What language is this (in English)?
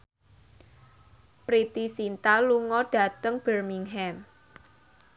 Javanese